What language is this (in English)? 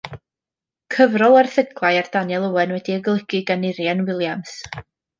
Welsh